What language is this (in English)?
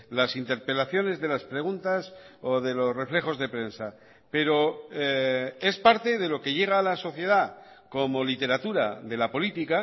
Spanish